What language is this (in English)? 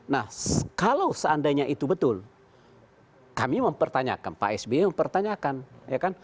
Indonesian